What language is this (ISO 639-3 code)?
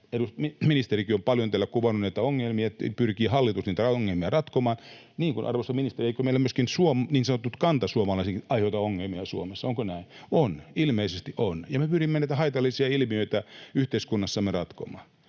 fin